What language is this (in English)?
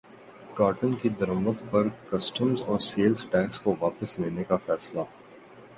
Urdu